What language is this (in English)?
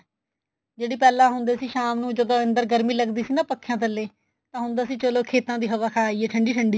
Punjabi